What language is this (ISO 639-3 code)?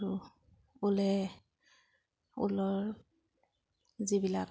asm